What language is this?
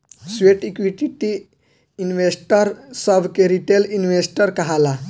Bhojpuri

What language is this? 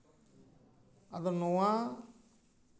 Santali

